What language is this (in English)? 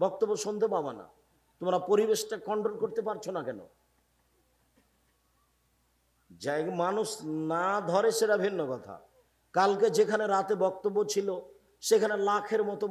Hindi